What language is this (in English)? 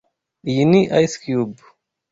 Kinyarwanda